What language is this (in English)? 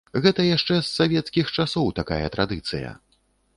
Belarusian